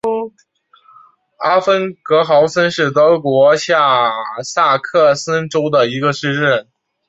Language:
Chinese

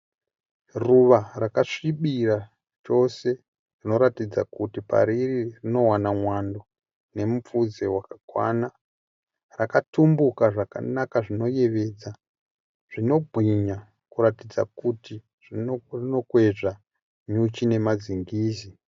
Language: Shona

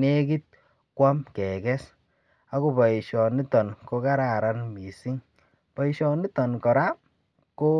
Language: Kalenjin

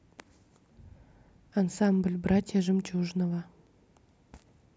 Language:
Russian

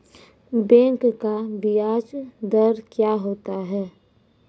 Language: Maithili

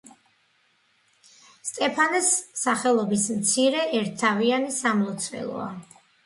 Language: Georgian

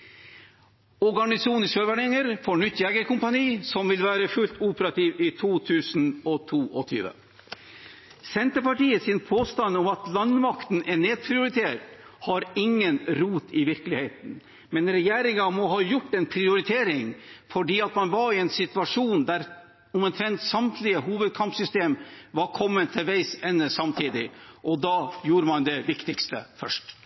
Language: Norwegian Bokmål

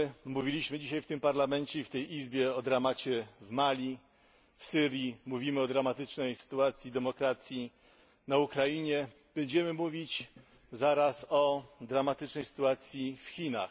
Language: Polish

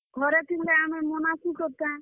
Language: Odia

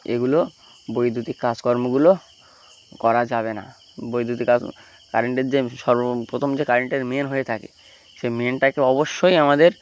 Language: Bangla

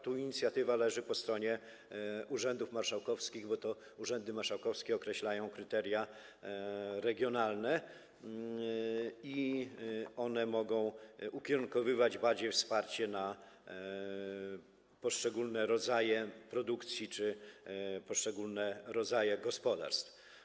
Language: Polish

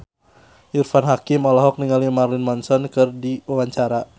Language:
Sundanese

